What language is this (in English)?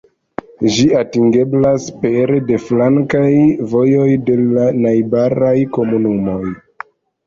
Esperanto